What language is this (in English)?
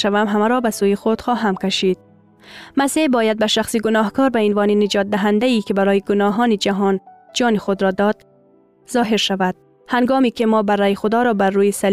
Persian